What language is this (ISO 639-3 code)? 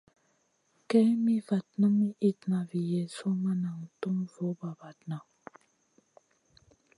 mcn